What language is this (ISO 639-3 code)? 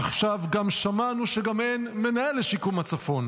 heb